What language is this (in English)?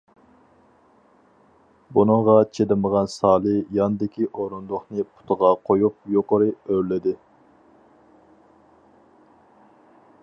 Uyghur